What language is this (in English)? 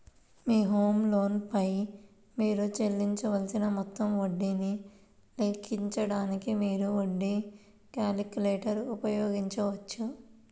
Telugu